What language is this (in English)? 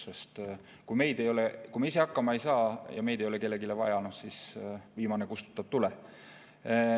Estonian